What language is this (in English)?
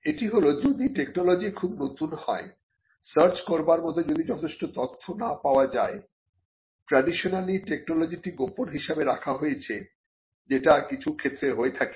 Bangla